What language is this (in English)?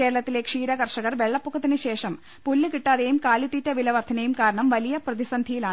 Malayalam